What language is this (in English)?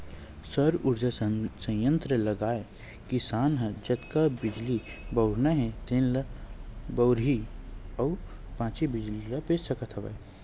Chhattisgarhi